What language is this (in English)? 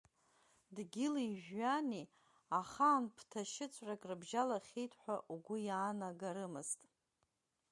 Abkhazian